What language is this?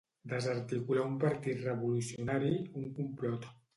Catalan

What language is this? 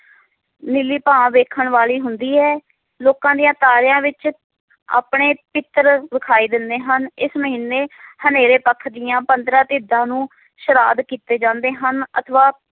Punjabi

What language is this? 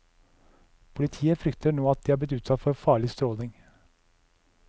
Norwegian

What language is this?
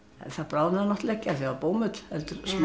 Icelandic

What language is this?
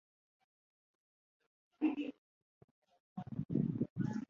Ganda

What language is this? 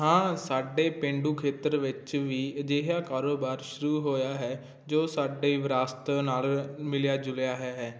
Punjabi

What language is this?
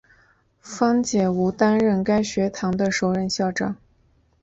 Chinese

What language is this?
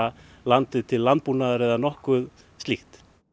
Icelandic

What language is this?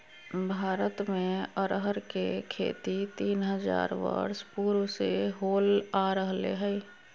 Magahi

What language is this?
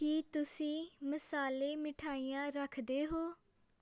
Punjabi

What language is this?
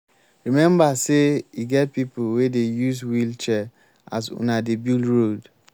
Nigerian Pidgin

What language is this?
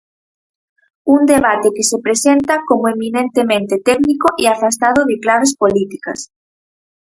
Galician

